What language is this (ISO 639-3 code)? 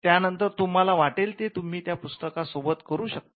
mar